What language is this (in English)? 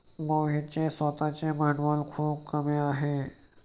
Marathi